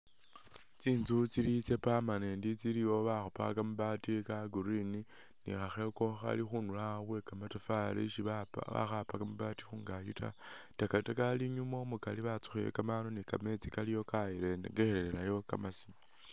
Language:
Masaaba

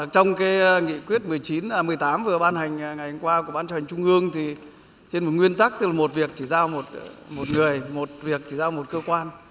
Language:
Vietnamese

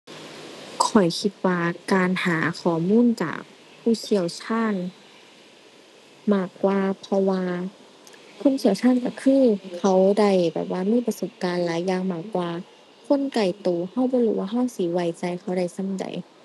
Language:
Thai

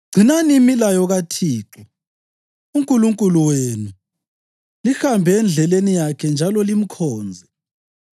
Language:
North Ndebele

